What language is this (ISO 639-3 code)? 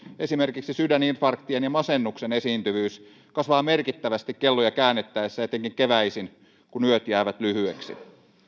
fin